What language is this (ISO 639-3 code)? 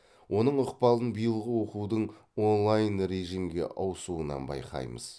kaz